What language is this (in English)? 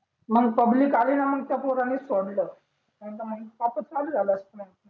Marathi